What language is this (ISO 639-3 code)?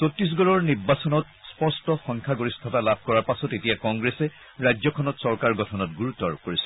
asm